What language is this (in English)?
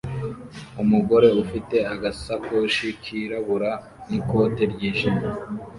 Kinyarwanda